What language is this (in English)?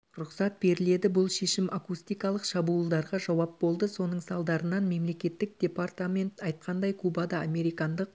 Kazakh